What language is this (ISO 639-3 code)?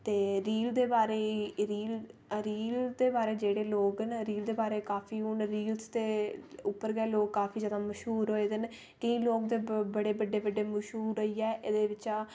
doi